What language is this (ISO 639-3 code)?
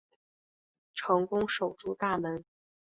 zho